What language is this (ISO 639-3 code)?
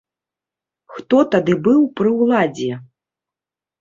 bel